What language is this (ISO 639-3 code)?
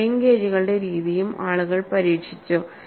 mal